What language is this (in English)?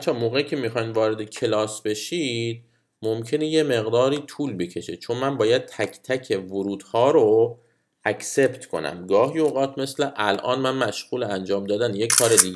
Persian